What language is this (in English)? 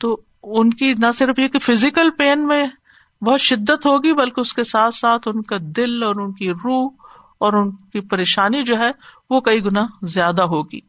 Urdu